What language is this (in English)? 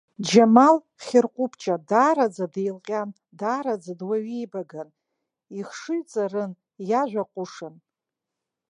Abkhazian